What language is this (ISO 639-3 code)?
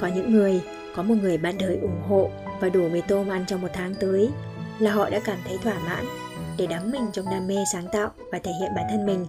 vie